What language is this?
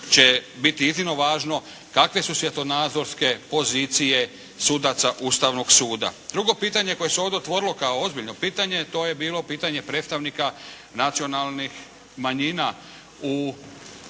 Croatian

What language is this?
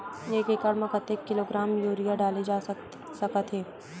Chhattisgarhi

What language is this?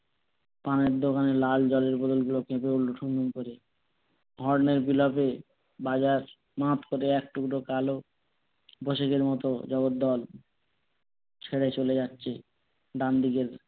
Bangla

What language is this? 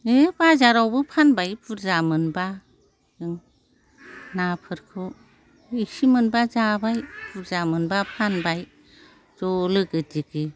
Bodo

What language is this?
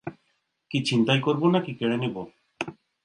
Bangla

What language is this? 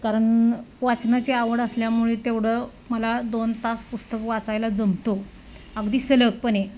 Marathi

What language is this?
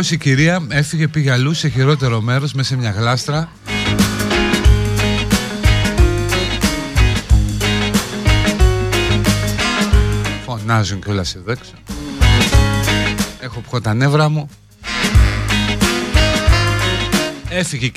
Greek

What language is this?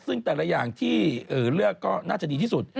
Thai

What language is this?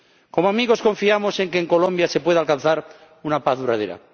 Spanish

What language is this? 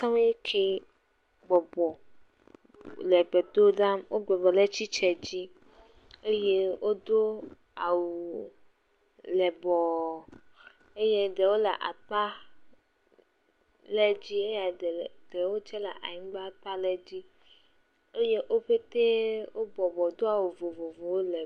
Ewe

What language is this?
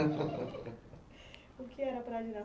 Portuguese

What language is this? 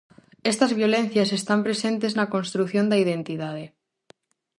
Galician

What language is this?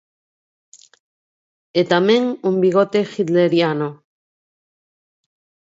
Galician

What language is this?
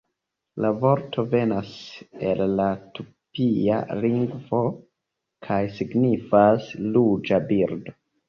Esperanto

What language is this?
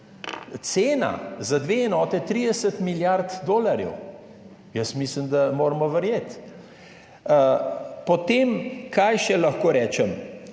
Slovenian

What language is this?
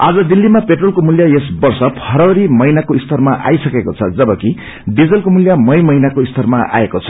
Nepali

